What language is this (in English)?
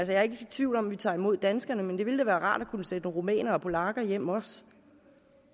Danish